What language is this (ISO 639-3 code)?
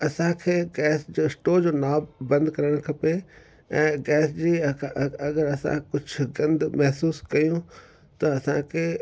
snd